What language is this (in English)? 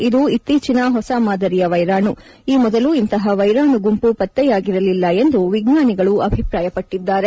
Kannada